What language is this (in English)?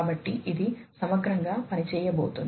Telugu